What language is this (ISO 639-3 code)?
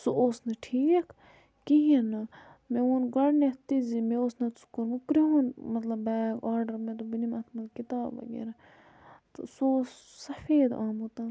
kas